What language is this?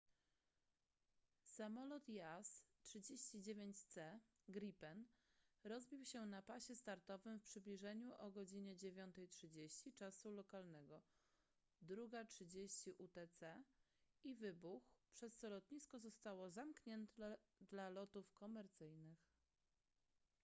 Polish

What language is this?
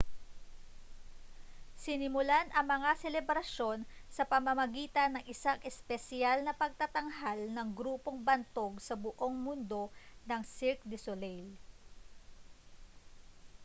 Filipino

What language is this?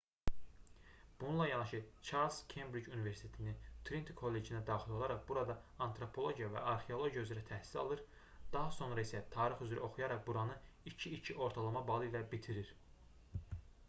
Azerbaijani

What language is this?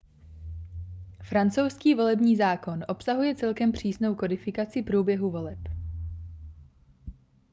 Czech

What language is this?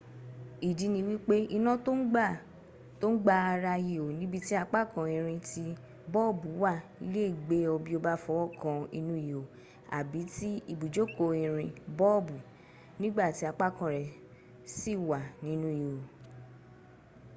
Yoruba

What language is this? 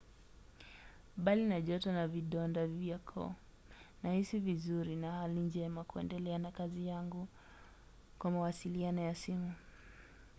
Swahili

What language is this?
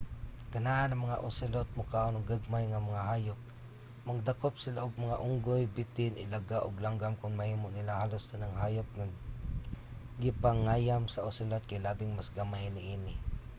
Cebuano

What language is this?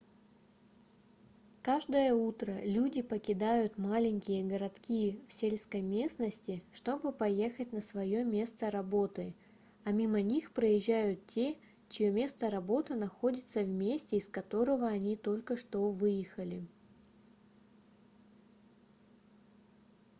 Russian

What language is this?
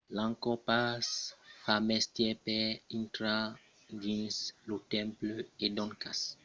Occitan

